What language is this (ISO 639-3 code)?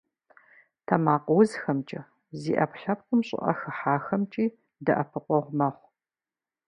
kbd